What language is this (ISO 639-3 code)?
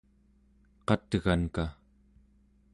esu